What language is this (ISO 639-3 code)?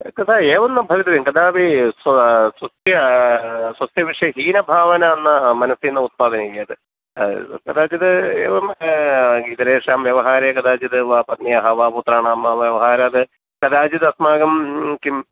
san